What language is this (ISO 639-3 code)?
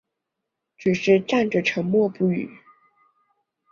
zho